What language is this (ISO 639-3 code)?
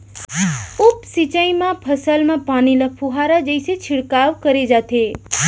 hne